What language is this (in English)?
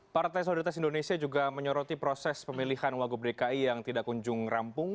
Indonesian